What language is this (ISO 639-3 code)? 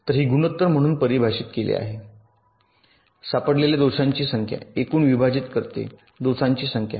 mar